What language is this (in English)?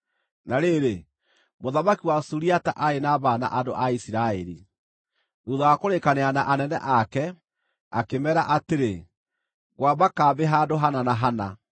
Kikuyu